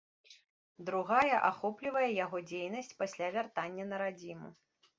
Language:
Belarusian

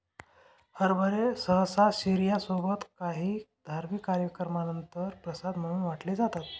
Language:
Marathi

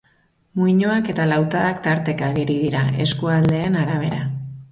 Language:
Basque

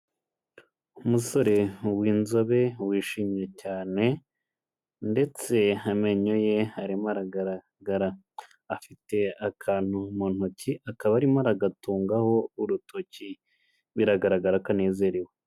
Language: Kinyarwanda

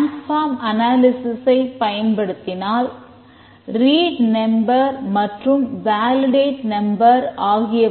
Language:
Tamil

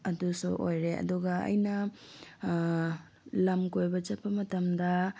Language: Manipuri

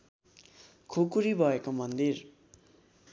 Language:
Nepali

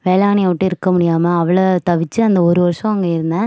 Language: Tamil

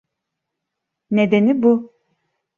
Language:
Turkish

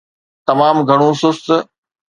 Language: Sindhi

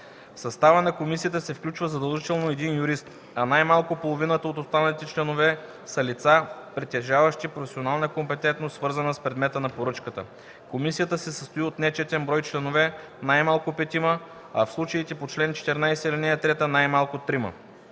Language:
Bulgarian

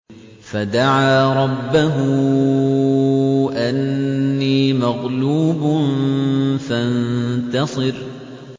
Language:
Arabic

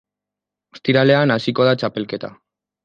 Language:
Basque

